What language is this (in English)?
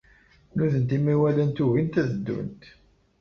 Kabyle